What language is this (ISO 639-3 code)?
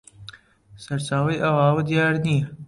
ckb